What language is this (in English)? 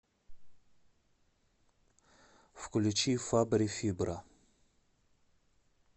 Russian